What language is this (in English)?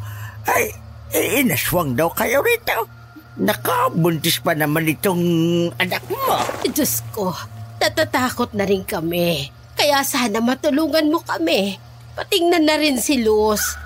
Filipino